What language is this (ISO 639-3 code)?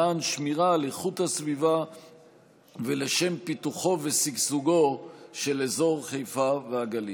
heb